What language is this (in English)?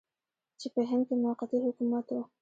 Pashto